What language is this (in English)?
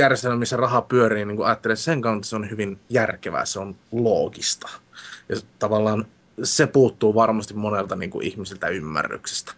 Finnish